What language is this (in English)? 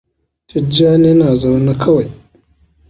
Hausa